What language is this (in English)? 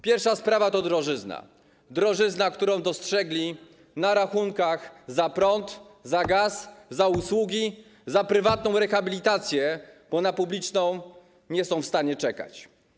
Polish